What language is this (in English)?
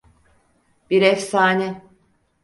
Turkish